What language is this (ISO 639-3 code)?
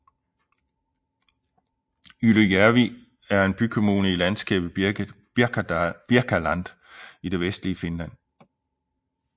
dan